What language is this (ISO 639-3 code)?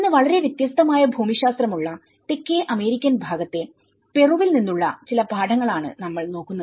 mal